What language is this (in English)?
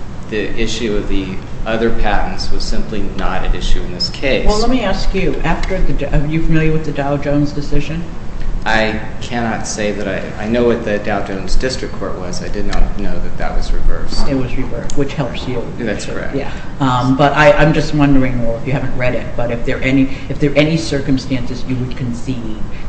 English